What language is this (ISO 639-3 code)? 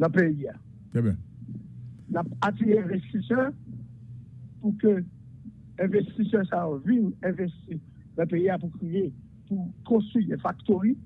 fra